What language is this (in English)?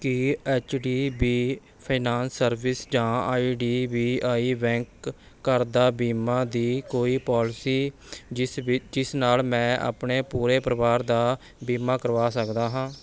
Punjabi